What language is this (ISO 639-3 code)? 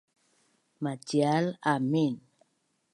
bnn